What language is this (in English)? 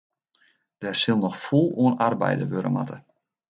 Western Frisian